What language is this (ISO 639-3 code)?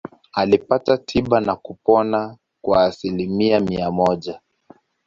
swa